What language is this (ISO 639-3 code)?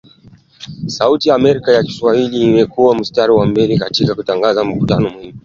swa